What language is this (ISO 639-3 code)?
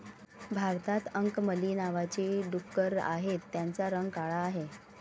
mar